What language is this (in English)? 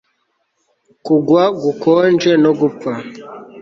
Kinyarwanda